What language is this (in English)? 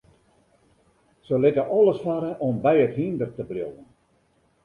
Western Frisian